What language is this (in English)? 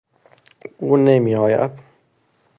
Persian